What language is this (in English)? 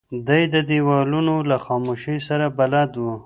Pashto